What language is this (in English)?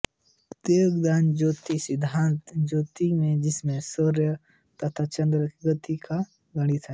Hindi